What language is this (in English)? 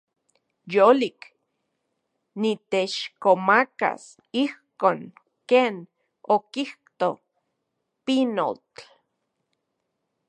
Central Puebla Nahuatl